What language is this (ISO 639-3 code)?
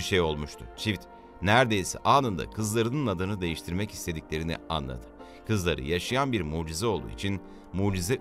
tur